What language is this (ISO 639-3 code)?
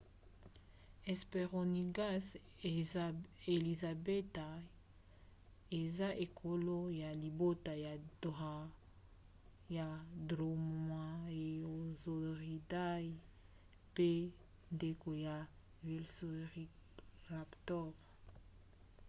lin